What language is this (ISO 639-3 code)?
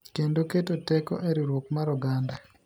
luo